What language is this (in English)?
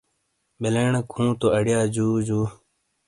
Shina